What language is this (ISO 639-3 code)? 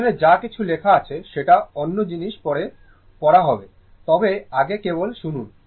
ben